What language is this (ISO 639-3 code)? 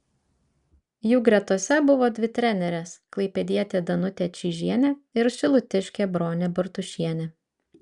lit